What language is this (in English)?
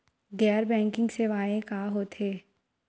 Chhattisgarhi